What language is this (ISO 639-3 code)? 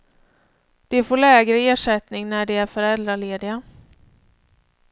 swe